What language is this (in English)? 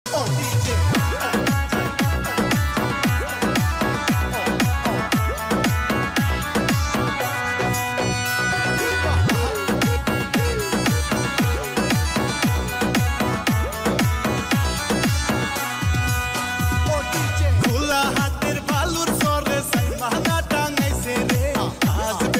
Arabic